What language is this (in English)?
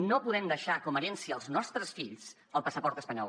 Catalan